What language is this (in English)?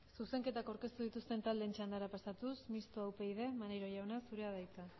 Basque